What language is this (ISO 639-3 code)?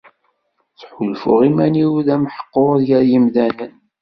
kab